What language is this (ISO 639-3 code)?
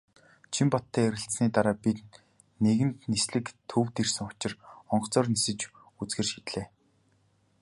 mon